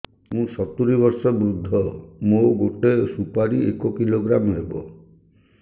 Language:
Odia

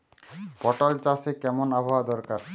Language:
Bangla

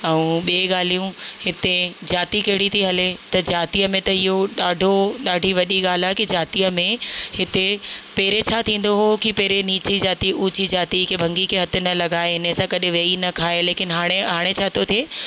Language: Sindhi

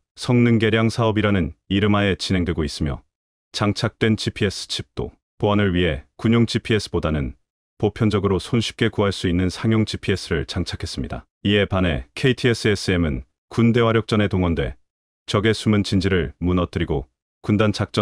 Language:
Korean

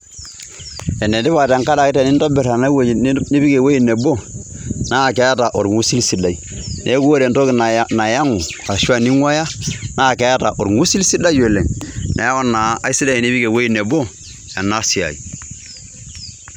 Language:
Masai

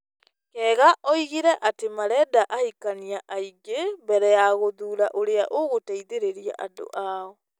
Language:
Kikuyu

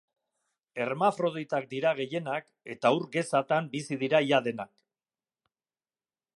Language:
Basque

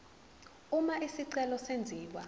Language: Zulu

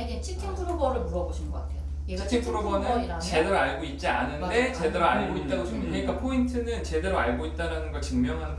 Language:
Korean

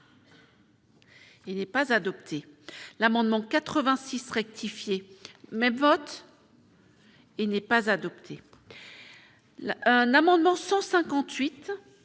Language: French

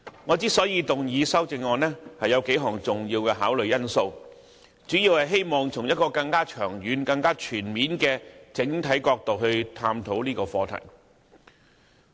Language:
Cantonese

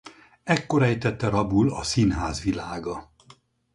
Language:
Hungarian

